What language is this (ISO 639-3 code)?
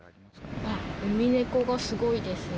jpn